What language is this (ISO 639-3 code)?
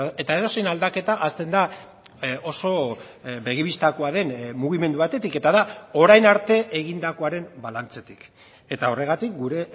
eus